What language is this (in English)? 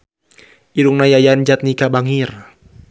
Sundanese